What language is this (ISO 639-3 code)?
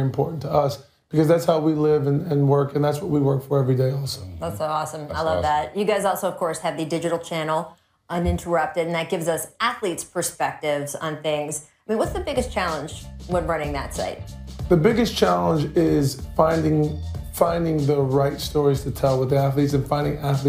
eng